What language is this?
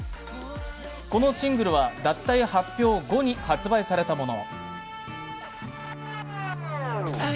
Japanese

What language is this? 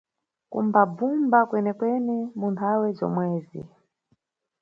Nyungwe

